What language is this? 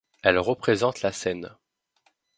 French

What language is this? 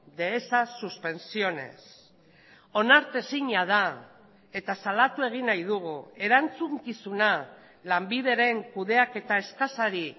Basque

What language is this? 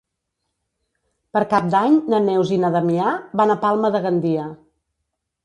Catalan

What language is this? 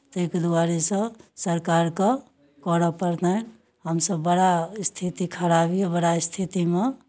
Maithili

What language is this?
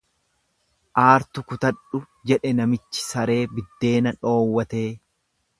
Oromo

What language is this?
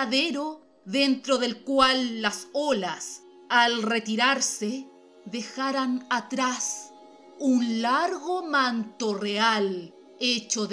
Spanish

